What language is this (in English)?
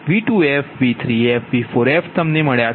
Gujarati